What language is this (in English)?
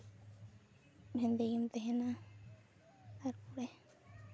Santali